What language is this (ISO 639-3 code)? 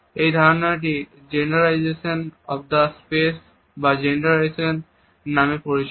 ben